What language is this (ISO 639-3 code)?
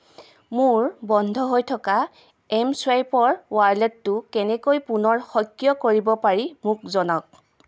asm